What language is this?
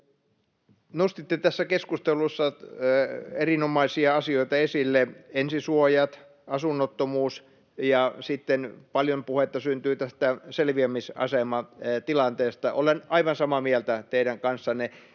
Finnish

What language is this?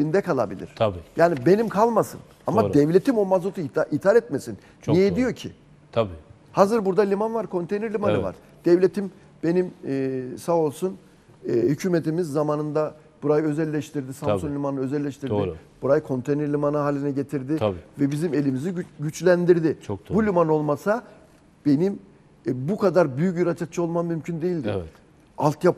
Turkish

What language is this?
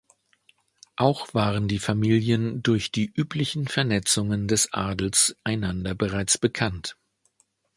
German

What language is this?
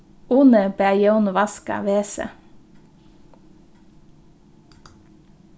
Faroese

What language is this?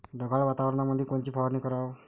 Marathi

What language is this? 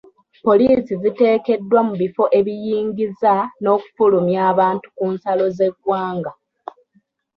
Ganda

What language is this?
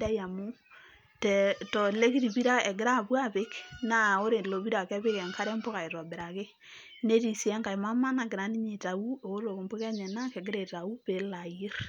Masai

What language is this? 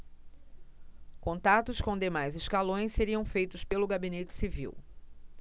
Portuguese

